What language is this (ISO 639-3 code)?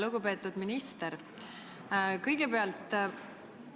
est